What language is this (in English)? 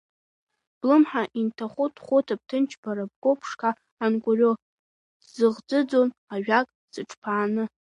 Abkhazian